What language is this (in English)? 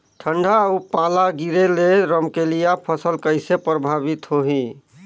Chhattisgarhi